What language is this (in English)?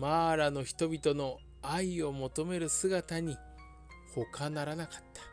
Japanese